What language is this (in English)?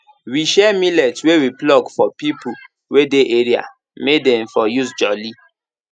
Nigerian Pidgin